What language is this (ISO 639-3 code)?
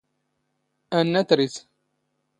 zgh